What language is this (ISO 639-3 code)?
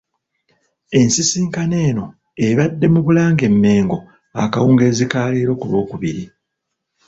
lug